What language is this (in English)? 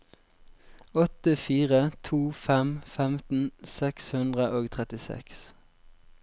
Norwegian